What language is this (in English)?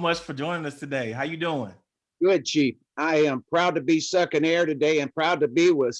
English